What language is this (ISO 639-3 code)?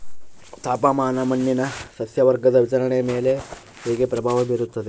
kan